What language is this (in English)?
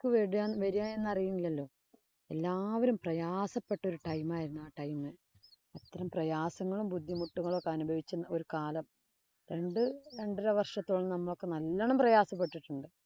Malayalam